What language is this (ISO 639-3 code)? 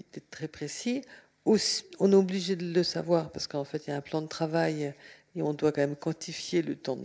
fra